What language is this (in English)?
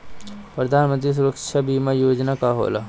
Bhojpuri